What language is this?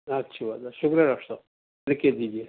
Urdu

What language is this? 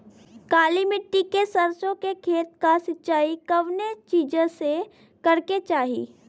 Bhojpuri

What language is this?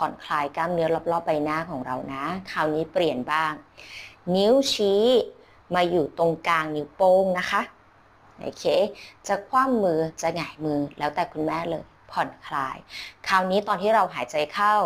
Thai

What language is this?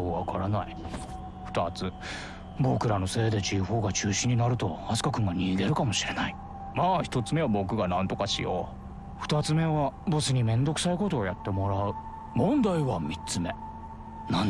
Japanese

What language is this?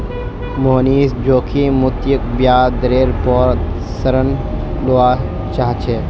Magahi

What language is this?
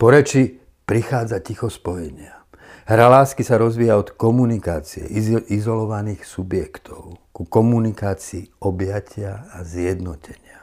Slovak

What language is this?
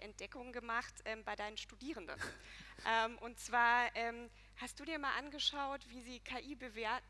German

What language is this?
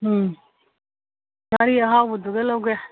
Manipuri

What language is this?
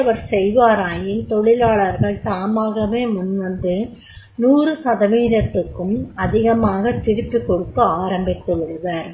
Tamil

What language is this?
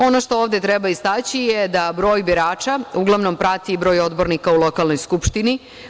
Serbian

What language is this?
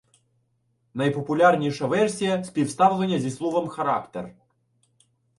Ukrainian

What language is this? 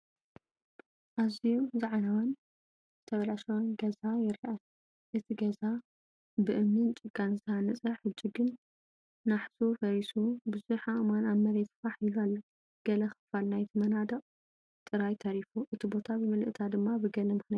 Tigrinya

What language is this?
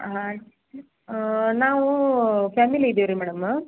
Kannada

